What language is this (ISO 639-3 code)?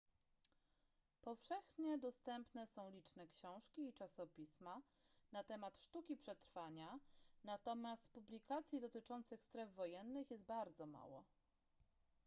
pol